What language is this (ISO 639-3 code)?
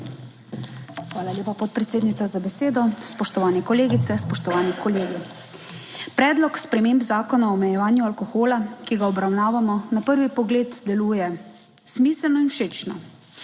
slv